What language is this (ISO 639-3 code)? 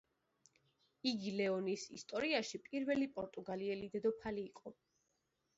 kat